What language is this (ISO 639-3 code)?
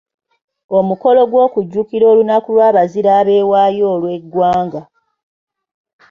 lug